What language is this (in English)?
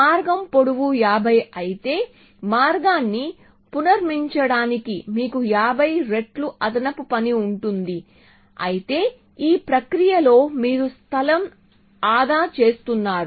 Telugu